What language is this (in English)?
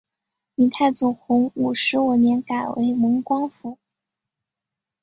Chinese